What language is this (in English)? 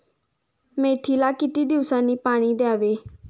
Marathi